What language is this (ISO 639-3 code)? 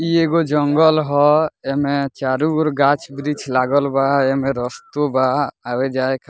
bho